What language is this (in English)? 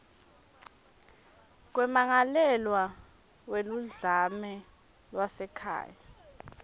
Swati